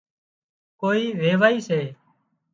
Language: Wadiyara Koli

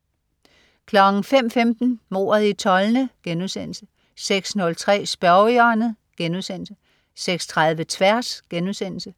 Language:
Danish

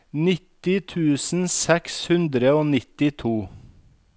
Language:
Norwegian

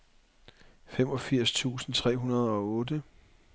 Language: Danish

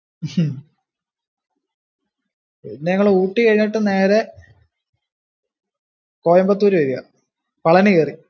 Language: Malayalam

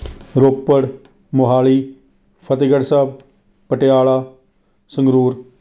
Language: Punjabi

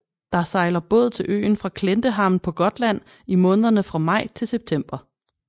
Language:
Danish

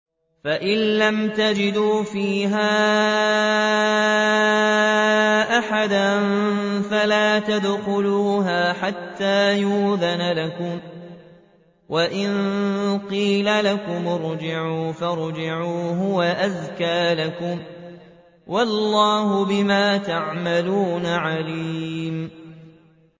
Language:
Arabic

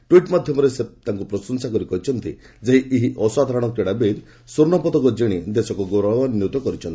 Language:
Odia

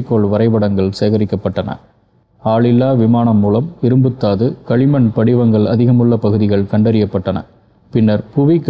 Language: Tamil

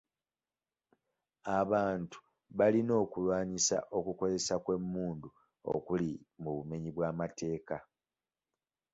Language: Ganda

